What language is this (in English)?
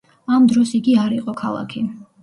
Georgian